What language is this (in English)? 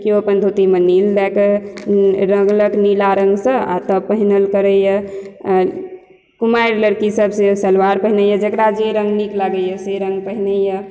Maithili